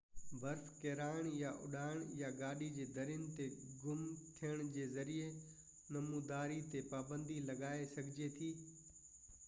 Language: Sindhi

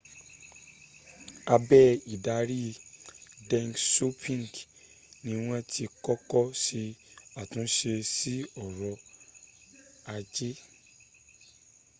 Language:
Yoruba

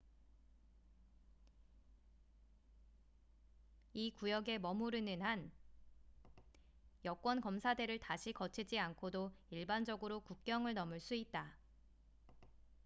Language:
Korean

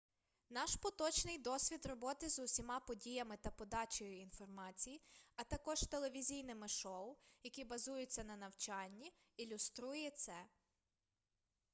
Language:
Ukrainian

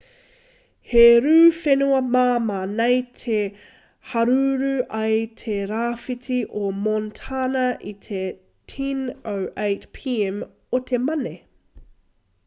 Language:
Māori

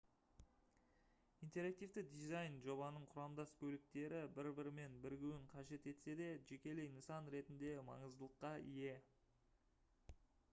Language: Kazakh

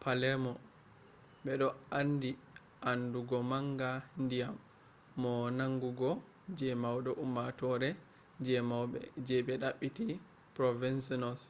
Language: Fula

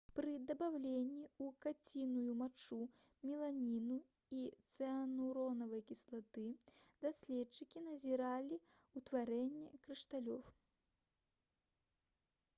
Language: Belarusian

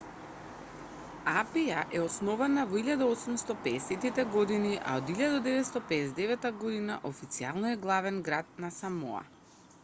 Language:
Macedonian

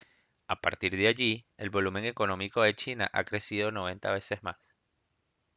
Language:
Spanish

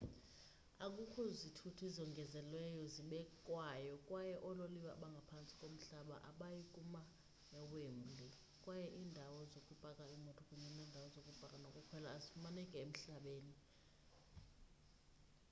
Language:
Xhosa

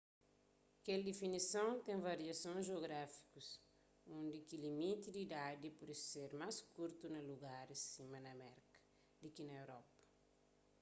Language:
Kabuverdianu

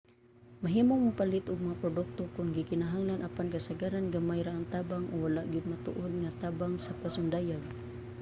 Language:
Cebuano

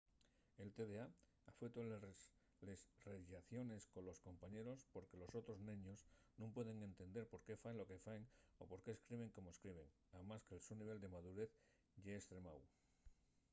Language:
Asturian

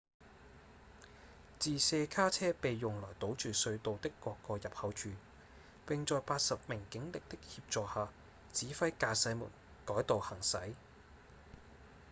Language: Cantonese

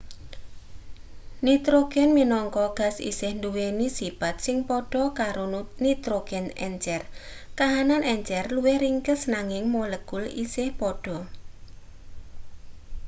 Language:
Javanese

